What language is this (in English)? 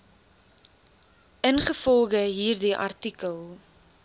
Afrikaans